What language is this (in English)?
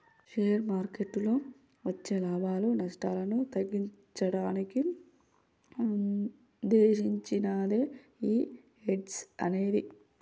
Telugu